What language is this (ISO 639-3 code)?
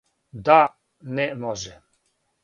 srp